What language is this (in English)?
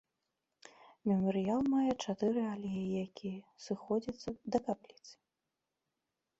Belarusian